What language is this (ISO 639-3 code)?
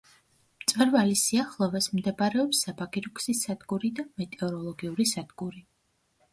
kat